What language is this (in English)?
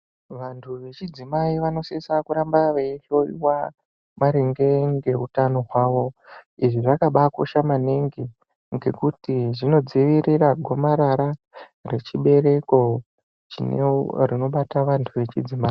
Ndau